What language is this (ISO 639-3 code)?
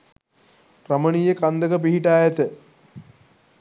sin